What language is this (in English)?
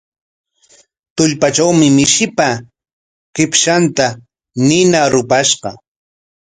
Corongo Ancash Quechua